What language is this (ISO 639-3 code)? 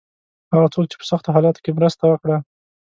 pus